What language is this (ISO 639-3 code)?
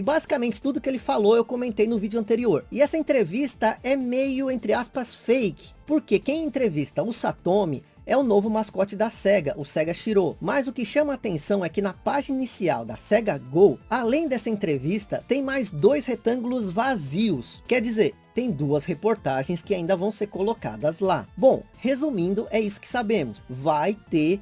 por